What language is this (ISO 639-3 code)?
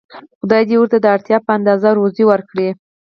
pus